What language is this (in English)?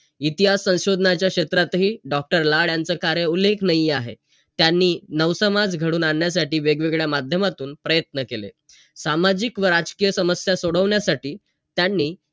Marathi